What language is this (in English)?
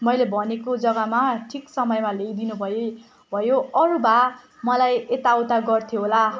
Nepali